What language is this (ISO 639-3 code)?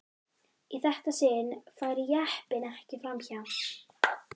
isl